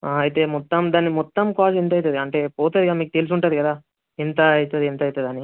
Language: Telugu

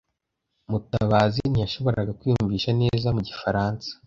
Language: Kinyarwanda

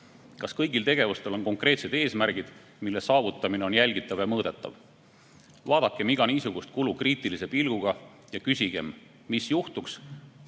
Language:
Estonian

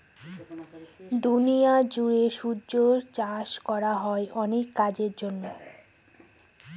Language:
Bangla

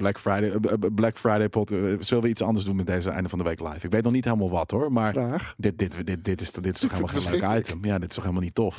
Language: Dutch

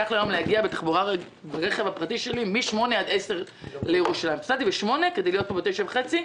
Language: Hebrew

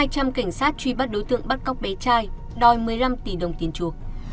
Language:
Vietnamese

